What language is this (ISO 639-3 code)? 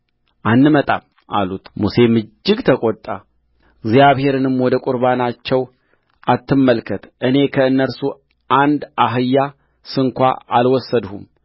amh